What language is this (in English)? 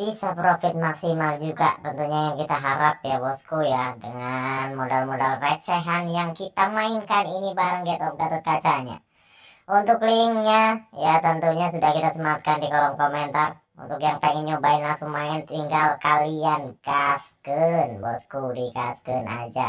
Indonesian